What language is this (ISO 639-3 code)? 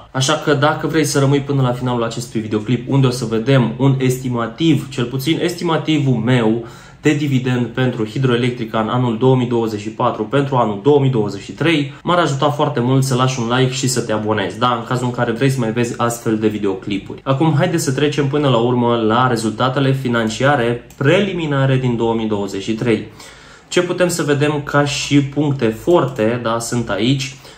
ron